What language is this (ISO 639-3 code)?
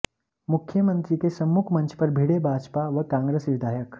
hin